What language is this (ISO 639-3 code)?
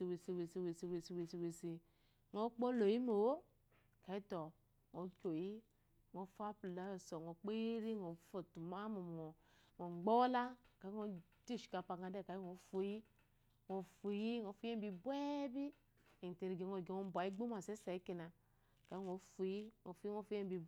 afo